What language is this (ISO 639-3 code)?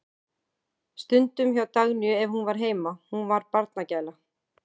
isl